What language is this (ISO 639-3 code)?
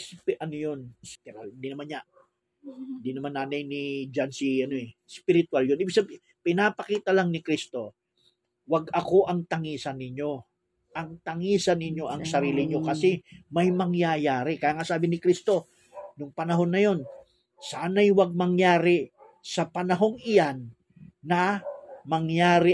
fil